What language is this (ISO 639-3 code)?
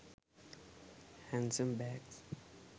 sin